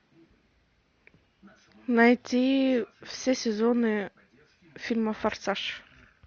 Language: Russian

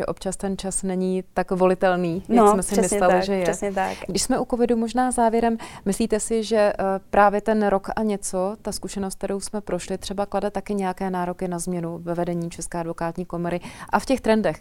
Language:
Czech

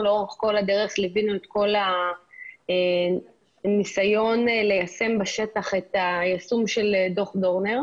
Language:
Hebrew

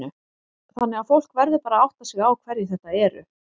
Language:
Icelandic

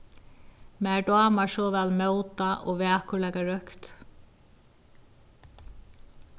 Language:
Faroese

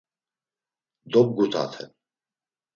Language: Laz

